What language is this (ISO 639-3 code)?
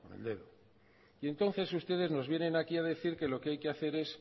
spa